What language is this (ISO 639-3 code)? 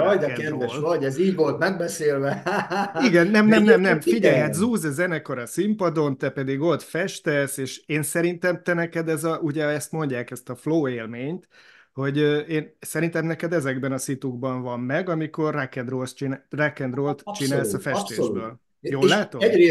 hun